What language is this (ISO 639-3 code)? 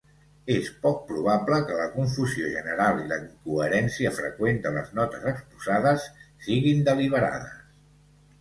cat